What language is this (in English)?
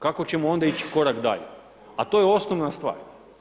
Croatian